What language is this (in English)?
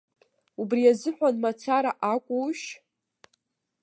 Abkhazian